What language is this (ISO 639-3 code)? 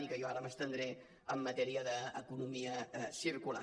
cat